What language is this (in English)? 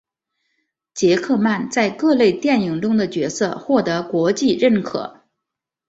Chinese